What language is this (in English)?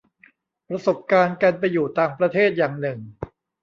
Thai